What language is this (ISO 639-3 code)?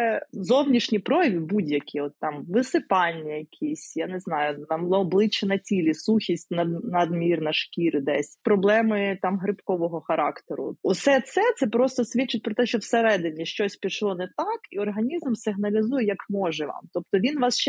ukr